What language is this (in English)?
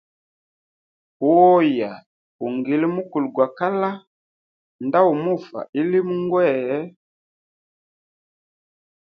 Hemba